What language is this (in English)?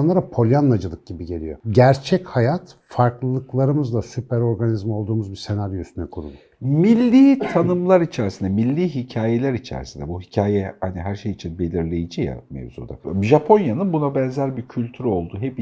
Turkish